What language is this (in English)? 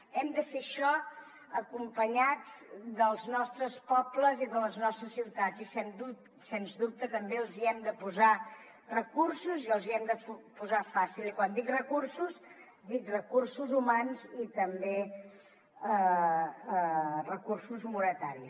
Catalan